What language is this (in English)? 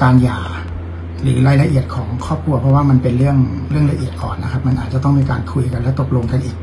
Thai